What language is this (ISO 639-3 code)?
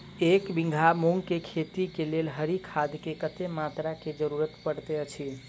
mai